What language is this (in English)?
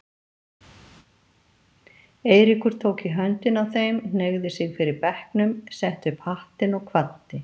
Icelandic